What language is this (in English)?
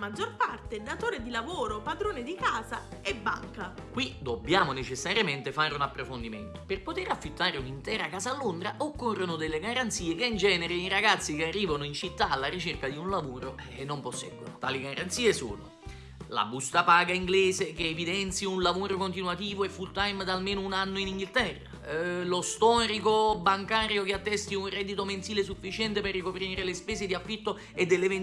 Italian